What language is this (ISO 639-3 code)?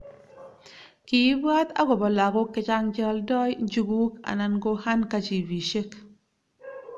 kln